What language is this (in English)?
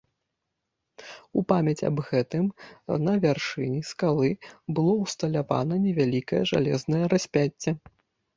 Belarusian